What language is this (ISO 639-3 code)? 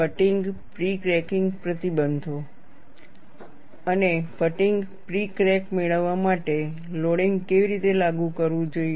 guj